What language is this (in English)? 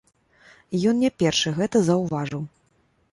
Belarusian